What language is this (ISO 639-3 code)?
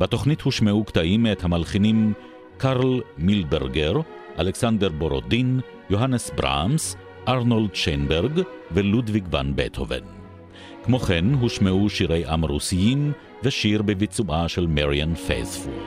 heb